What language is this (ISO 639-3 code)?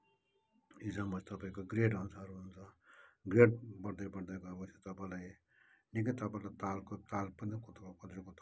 nep